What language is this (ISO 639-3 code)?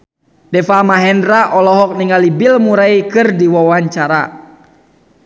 sun